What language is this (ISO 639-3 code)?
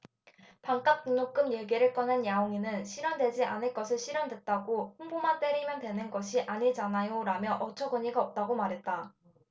kor